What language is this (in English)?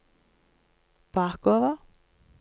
Norwegian